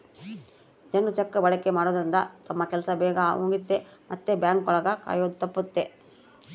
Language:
Kannada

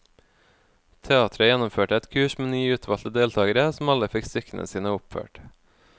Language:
Norwegian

